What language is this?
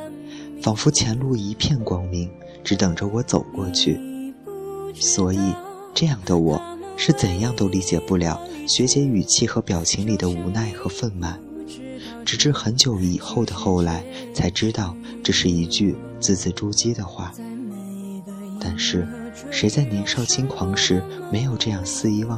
Chinese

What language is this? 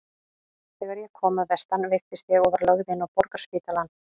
Icelandic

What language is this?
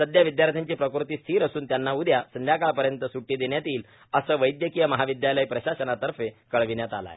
Marathi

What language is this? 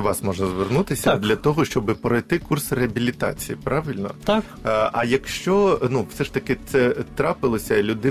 Ukrainian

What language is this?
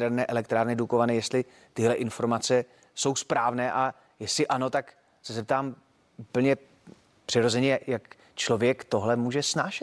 Czech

